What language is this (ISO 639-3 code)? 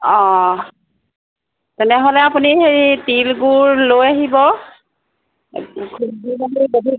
asm